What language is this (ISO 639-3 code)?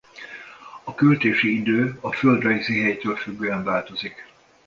hun